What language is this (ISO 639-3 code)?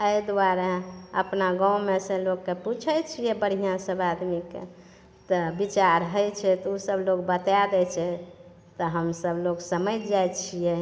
mai